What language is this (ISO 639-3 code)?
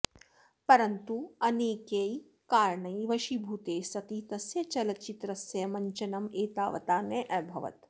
san